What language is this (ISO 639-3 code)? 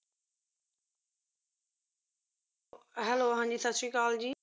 pan